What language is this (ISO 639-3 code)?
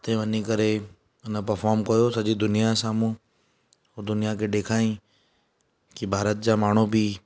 snd